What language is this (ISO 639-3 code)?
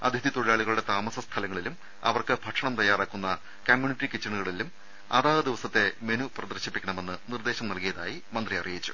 mal